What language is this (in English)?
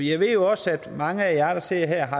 Danish